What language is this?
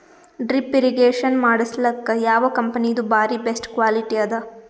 Kannada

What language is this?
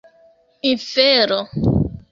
Esperanto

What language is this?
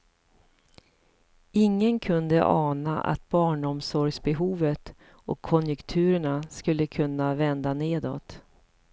Swedish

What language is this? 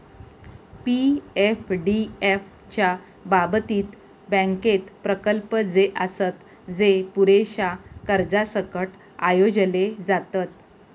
Marathi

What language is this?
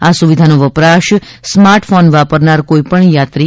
Gujarati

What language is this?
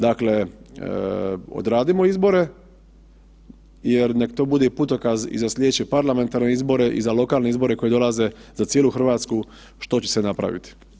Croatian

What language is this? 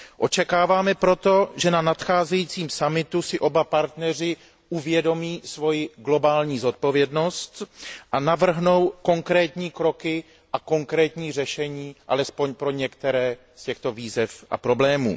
Czech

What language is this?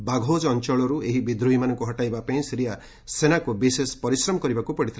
Odia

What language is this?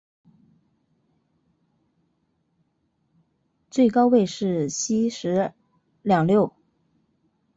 Chinese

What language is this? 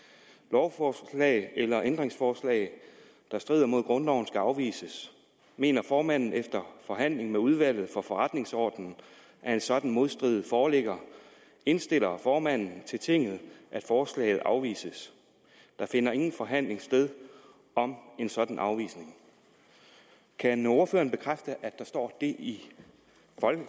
Danish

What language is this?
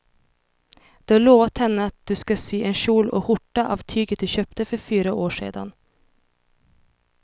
Swedish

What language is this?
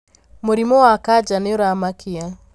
Kikuyu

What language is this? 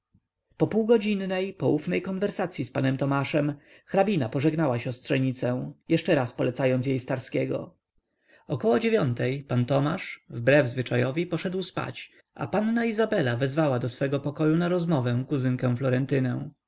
Polish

